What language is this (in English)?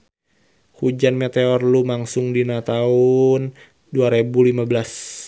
Sundanese